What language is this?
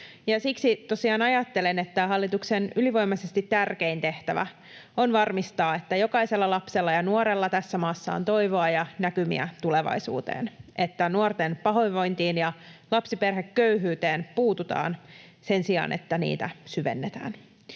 Finnish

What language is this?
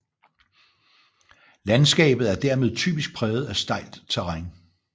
Danish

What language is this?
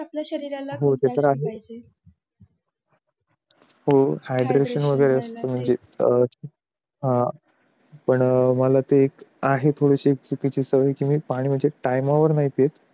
Marathi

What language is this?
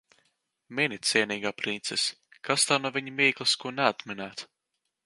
Latvian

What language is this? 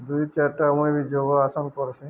Odia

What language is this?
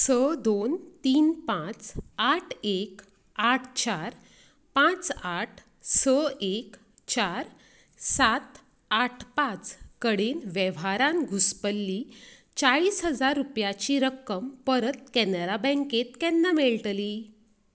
Konkani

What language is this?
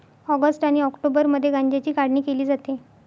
Marathi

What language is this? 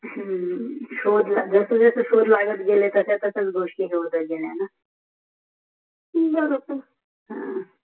Marathi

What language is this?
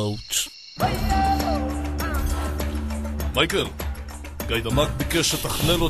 Hebrew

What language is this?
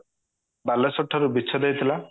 Odia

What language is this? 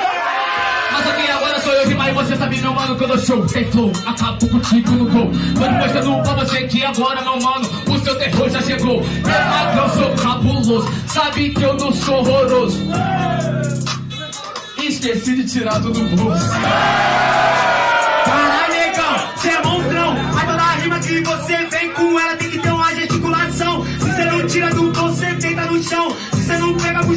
Portuguese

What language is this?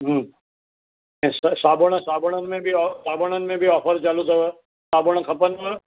Sindhi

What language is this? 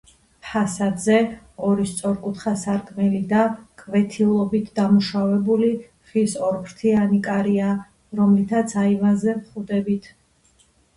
Georgian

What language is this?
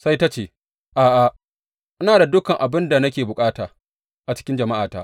Hausa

